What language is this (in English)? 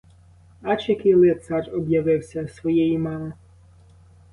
Ukrainian